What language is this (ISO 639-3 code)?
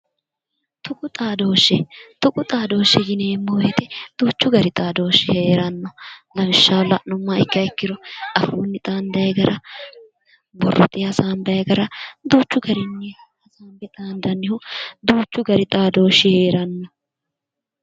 sid